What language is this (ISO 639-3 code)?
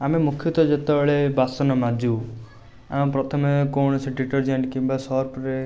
ori